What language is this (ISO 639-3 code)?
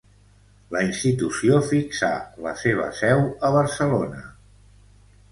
cat